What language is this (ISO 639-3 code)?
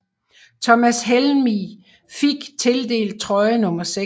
dan